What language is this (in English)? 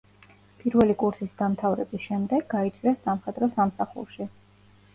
Georgian